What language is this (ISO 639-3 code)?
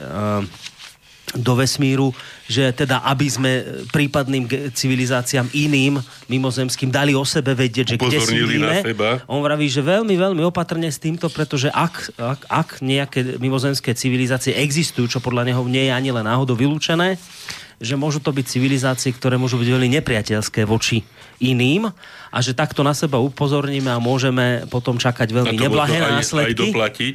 slk